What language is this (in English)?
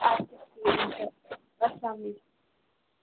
Kashmiri